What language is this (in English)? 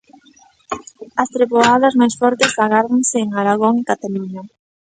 Galician